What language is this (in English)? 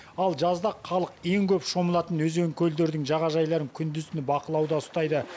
Kazakh